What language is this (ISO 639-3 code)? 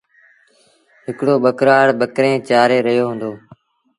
sbn